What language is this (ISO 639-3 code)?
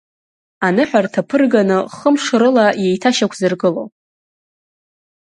abk